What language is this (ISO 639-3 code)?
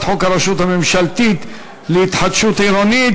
heb